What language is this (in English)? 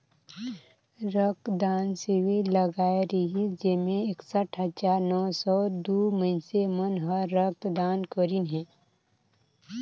Chhattisgarhi